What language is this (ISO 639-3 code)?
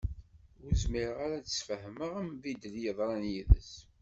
kab